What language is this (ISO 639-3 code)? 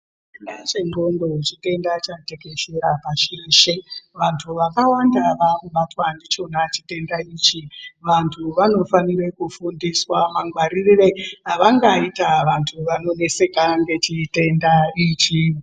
ndc